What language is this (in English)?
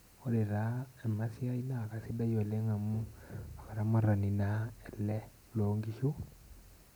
Masai